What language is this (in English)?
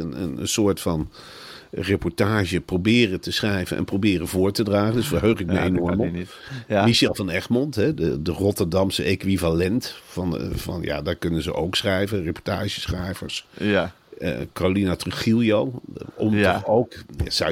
Dutch